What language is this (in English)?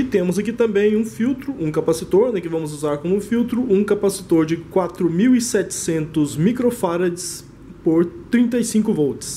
Portuguese